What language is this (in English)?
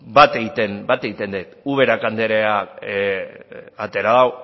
Basque